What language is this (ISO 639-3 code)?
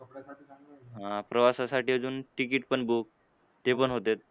mar